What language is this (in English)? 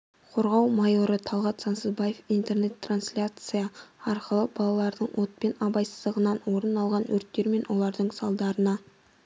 Kazakh